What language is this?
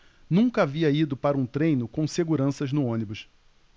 Portuguese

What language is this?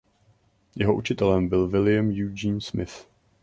Czech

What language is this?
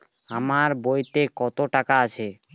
Bangla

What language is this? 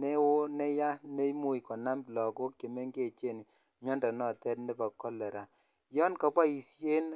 Kalenjin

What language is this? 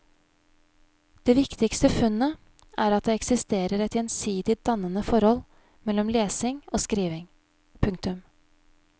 Norwegian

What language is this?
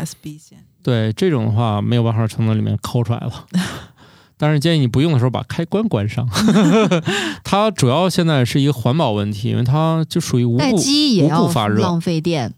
Chinese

